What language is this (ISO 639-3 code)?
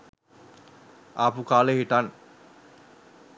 sin